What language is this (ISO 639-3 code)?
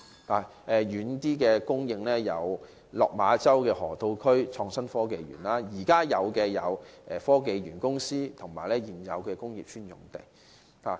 yue